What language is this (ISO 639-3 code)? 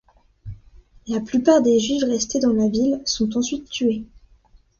fra